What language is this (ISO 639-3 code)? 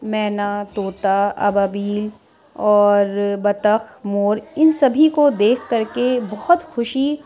urd